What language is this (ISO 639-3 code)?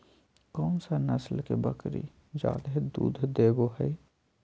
mag